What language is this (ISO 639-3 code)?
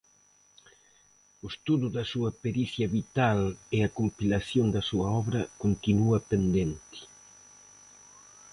glg